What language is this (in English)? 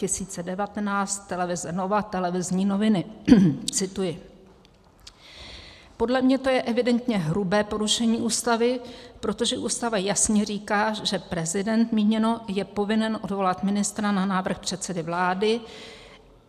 Czech